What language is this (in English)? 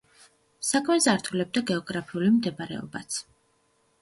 Georgian